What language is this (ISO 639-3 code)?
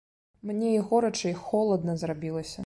bel